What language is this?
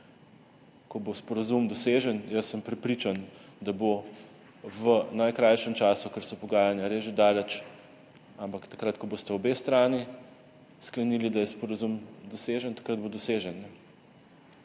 Slovenian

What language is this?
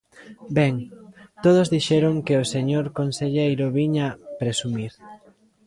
Galician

